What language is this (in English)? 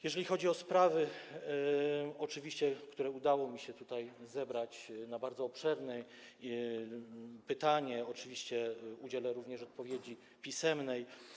Polish